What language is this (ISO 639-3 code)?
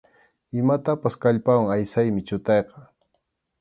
qxu